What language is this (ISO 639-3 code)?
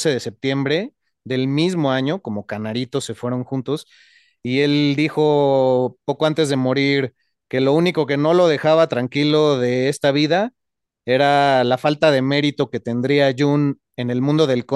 spa